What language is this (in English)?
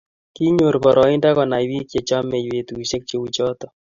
Kalenjin